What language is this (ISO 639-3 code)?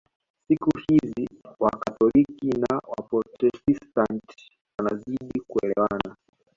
swa